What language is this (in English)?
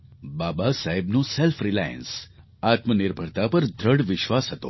Gujarati